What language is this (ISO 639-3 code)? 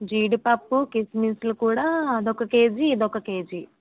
tel